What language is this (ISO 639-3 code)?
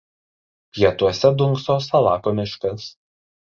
lit